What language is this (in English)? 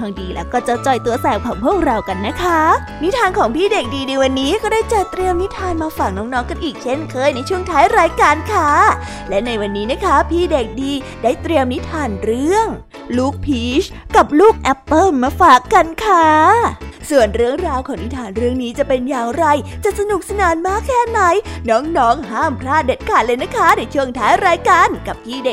Thai